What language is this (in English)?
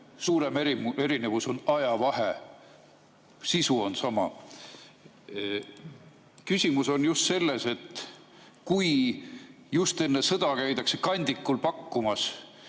Estonian